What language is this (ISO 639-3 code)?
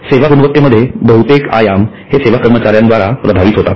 mar